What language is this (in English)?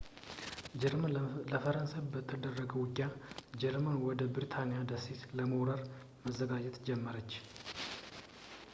Amharic